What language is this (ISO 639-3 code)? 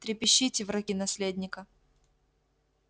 rus